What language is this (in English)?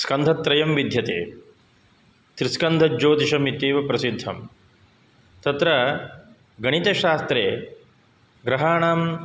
Sanskrit